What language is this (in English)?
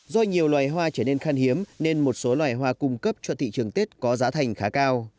Vietnamese